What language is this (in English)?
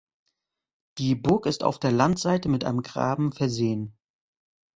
German